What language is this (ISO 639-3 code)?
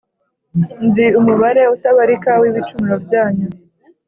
kin